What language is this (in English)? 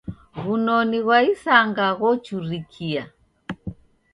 Taita